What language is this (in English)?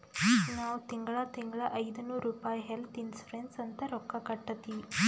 Kannada